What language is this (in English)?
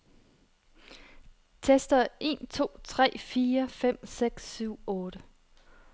Danish